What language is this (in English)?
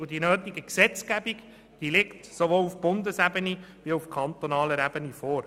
Swiss German